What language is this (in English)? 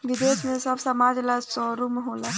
Bhojpuri